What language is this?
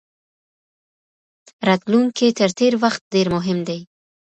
Pashto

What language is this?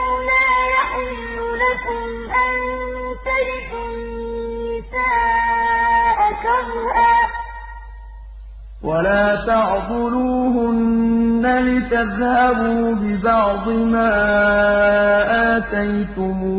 Arabic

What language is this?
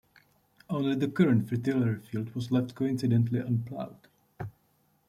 English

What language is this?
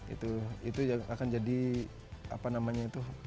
Indonesian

